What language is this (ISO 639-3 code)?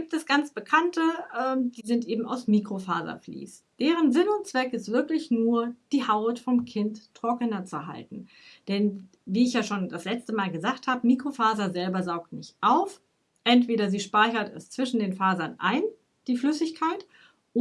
deu